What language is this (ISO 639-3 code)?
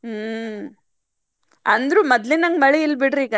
kan